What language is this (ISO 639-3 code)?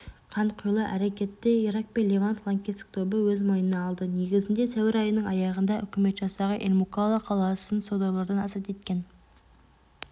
kaz